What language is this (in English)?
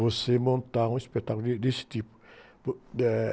Portuguese